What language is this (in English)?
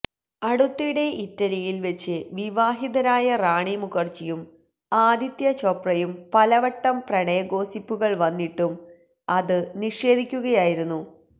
Malayalam